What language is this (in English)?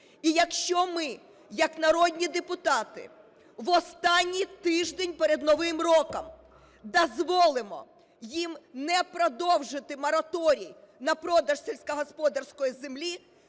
Ukrainian